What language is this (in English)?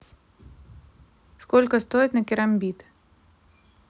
Russian